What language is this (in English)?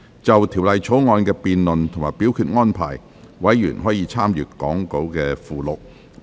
Cantonese